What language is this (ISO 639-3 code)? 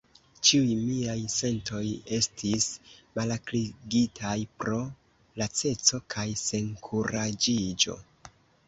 epo